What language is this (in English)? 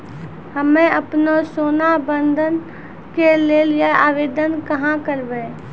Maithili